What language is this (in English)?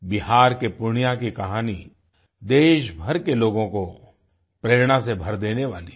Hindi